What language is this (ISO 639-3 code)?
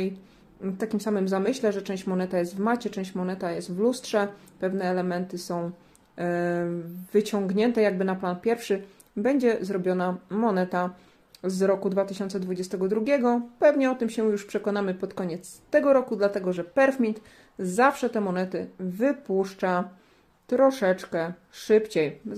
pol